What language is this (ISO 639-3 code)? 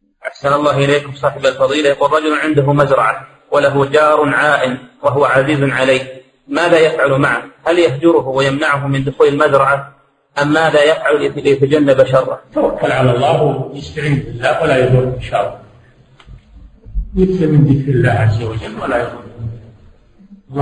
ara